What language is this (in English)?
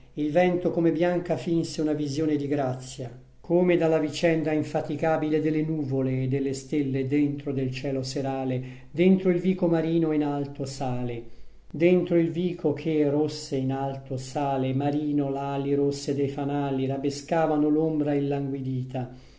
Italian